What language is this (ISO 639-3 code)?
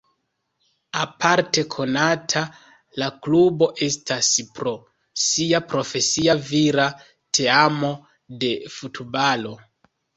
epo